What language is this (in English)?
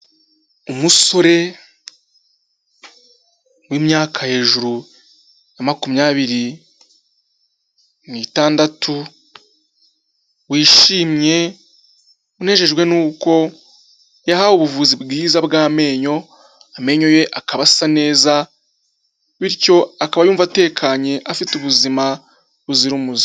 Kinyarwanda